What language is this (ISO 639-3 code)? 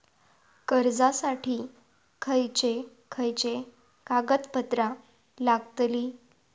mar